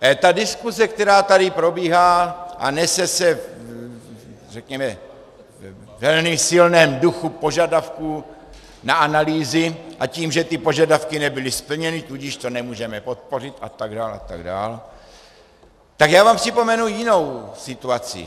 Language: Czech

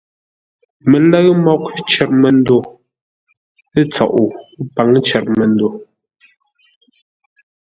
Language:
Ngombale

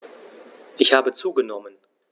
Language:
German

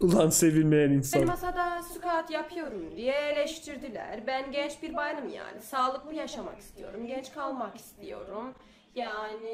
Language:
Turkish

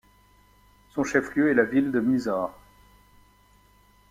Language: French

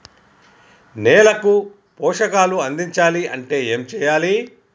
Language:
Telugu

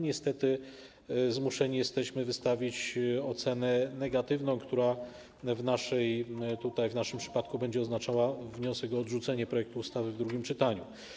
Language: Polish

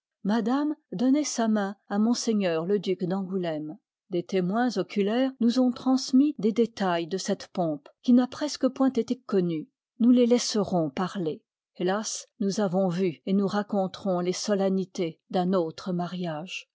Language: French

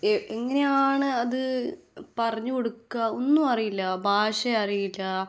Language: Malayalam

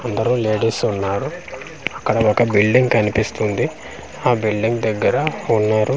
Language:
Telugu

